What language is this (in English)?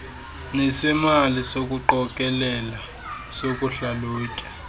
Xhosa